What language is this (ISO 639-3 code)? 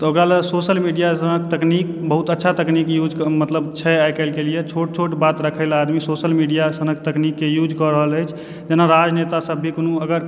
mai